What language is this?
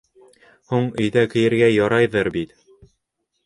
Bashkir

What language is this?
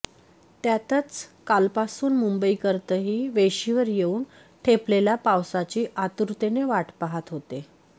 Marathi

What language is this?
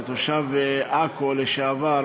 Hebrew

